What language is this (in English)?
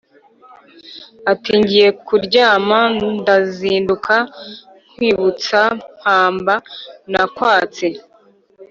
Kinyarwanda